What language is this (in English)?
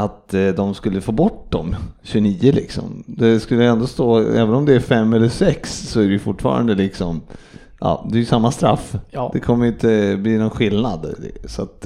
Swedish